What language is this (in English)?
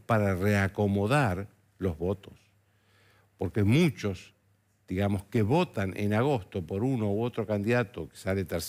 Spanish